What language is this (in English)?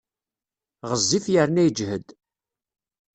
Kabyle